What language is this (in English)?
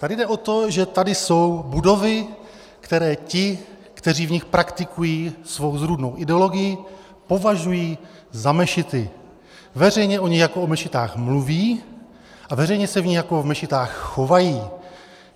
Czech